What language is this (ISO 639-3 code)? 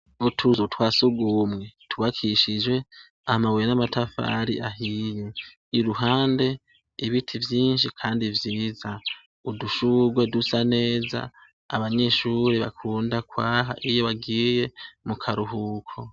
run